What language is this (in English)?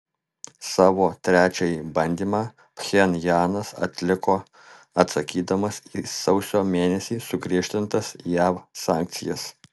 Lithuanian